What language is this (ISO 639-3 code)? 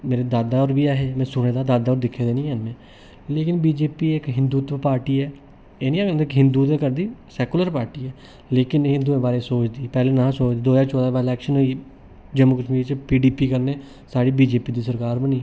doi